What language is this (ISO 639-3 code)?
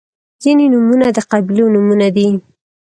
pus